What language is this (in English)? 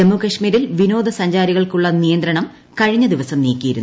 Malayalam